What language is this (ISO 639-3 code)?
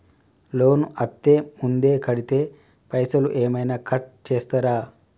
tel